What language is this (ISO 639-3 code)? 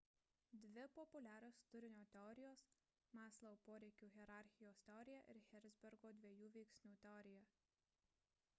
lit